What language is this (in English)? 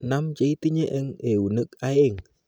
Kalenjin